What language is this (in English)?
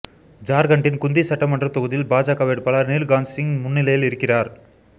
Tamil